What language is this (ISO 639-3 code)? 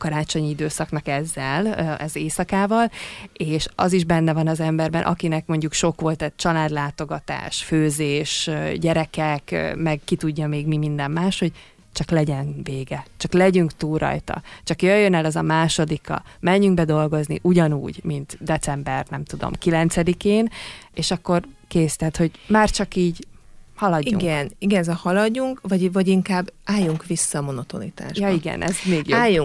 hun